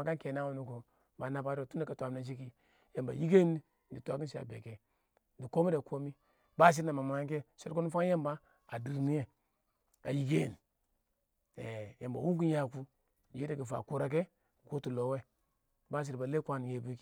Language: Awak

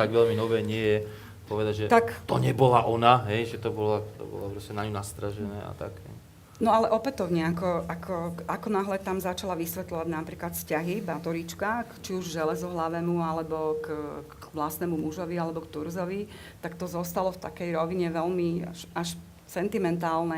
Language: Slovak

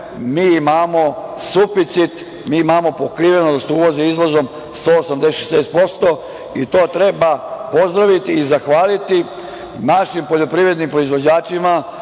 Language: Serbian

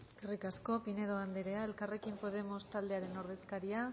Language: Basque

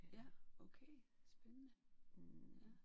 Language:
Danish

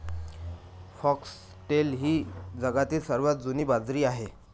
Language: Marathi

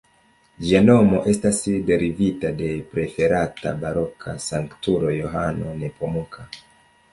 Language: Esperanto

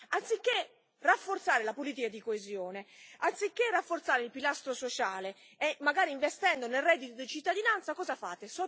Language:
Italian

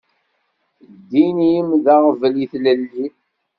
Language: Kabyle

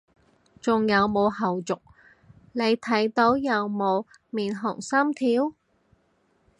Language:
Cantonese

